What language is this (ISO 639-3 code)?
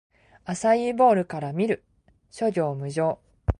jpn